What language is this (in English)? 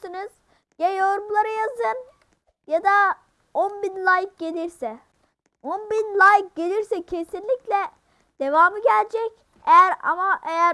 Turkish